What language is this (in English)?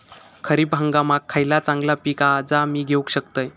Marathi